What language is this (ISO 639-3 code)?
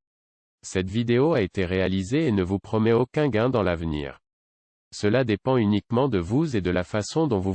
fra